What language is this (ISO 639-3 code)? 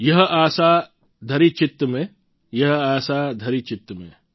guj